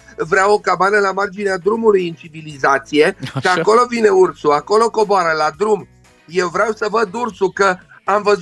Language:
Romanian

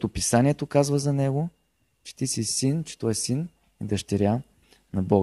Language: Bulgarian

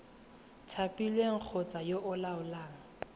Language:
Tswana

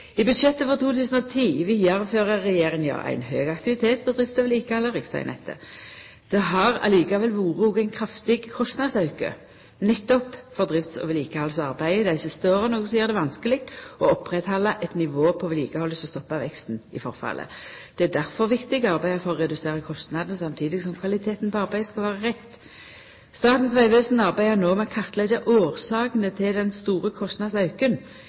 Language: Norwegian Nynorsk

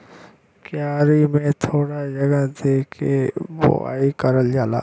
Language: Bhojpuri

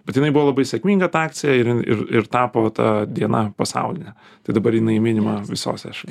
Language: Lithuanian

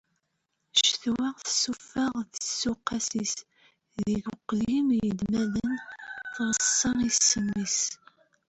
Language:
Kabyle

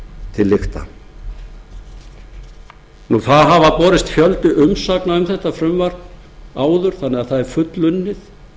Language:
Icelandic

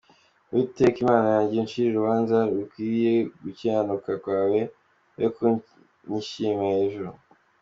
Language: Kinyarwanda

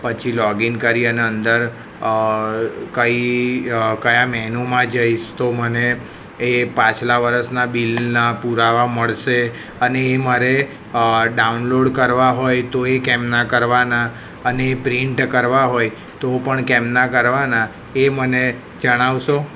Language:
Gujarati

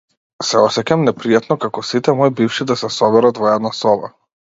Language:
Macedonian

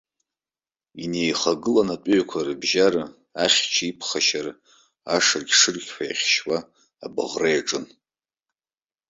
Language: Abkhazian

